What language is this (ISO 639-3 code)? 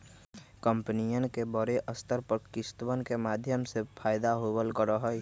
mag